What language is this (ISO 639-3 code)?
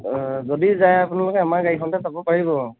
asm